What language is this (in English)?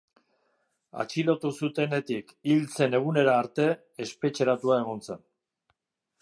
Basque